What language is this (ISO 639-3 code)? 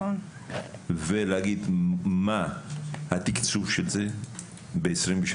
heb